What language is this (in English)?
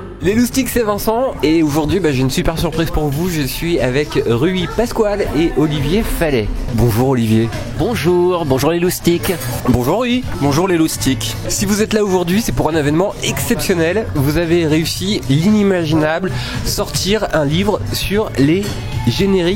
French